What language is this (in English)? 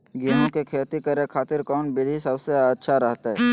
Magahi